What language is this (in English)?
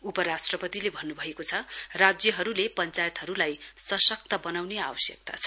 Nepali